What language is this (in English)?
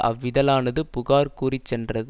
Tamil